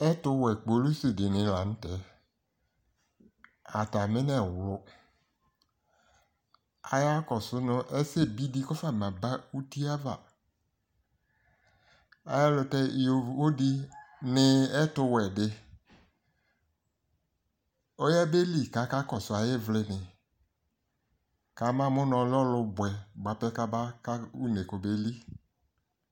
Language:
Ikposo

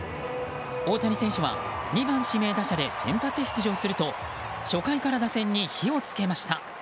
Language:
Japanese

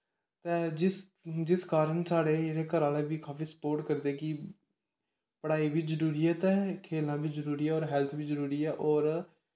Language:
Dogri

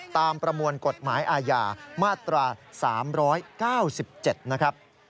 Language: Thai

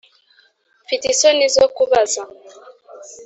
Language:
Kinyarwanda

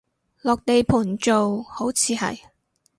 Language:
Cantonese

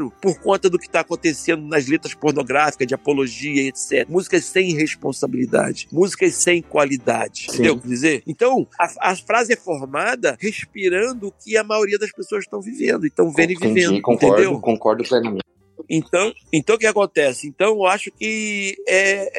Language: Portuguese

